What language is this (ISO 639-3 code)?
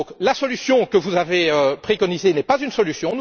fra